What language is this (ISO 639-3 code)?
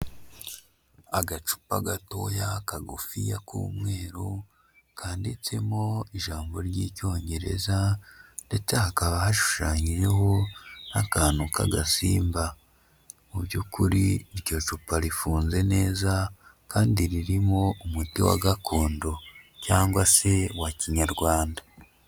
kin